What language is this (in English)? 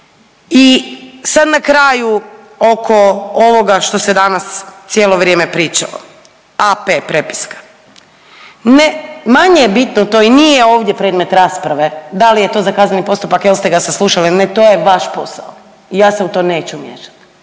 Croatian